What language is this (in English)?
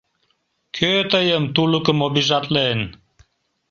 Mari